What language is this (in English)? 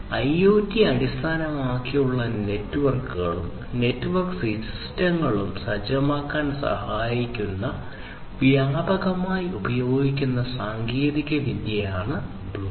Malayalam